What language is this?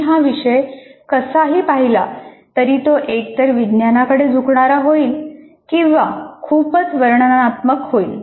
Marathi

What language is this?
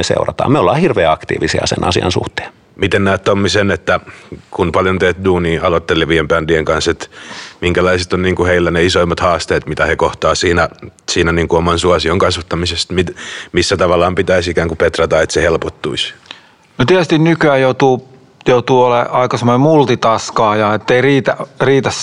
Finnish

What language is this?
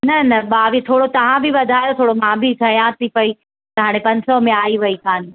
Sindhi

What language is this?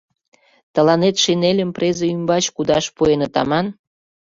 Mari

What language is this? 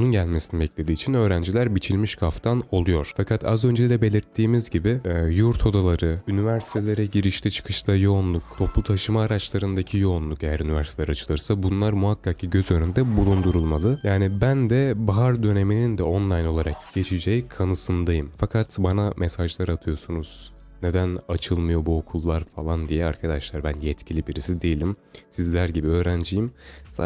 Turkish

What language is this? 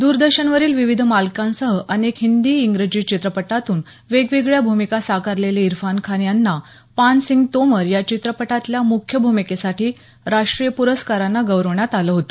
Marathi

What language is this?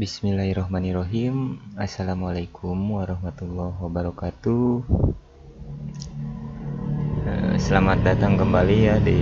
Indonesian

